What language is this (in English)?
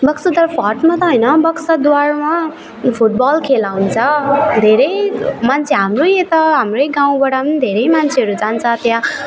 Nepali